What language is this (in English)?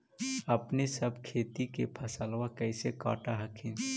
Magahi